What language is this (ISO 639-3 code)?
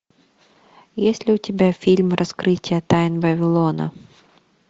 rus